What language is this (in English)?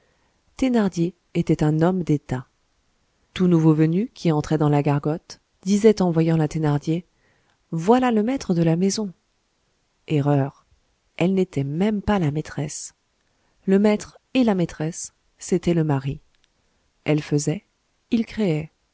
French